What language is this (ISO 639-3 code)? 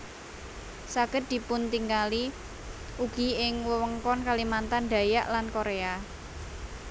jav